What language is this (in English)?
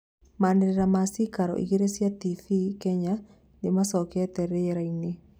Kikuyu